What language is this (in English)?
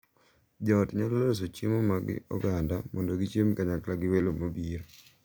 Luo (Kenya and Tanzania)